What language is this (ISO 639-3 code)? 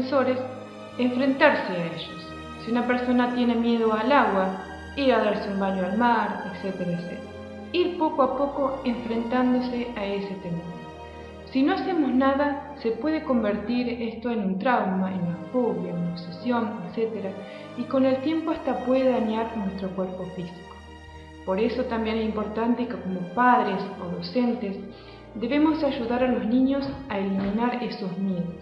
spa